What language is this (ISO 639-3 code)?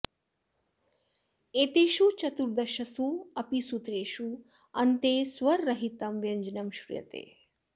san